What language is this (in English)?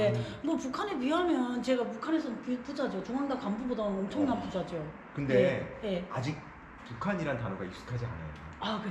Korean